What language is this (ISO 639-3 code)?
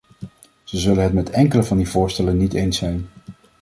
nld